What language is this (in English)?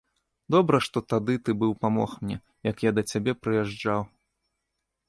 Belarusian